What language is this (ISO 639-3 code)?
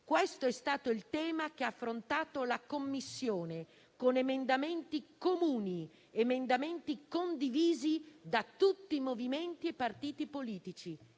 ita